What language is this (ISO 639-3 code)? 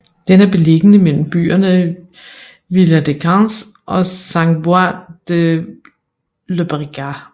dan